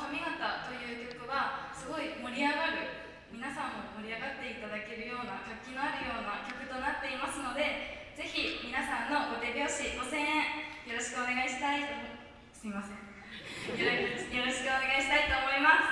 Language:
Japanese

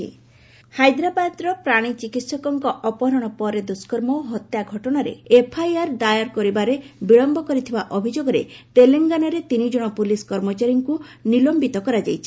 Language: Odia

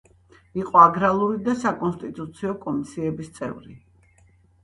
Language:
Georgian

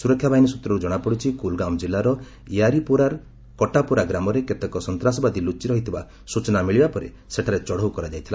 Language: Odia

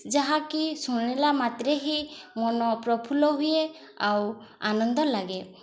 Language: Odia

